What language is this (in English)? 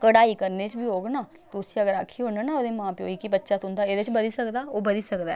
Dogri